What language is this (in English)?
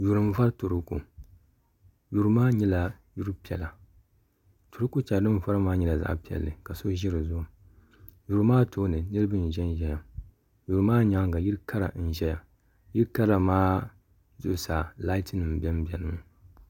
Dagbani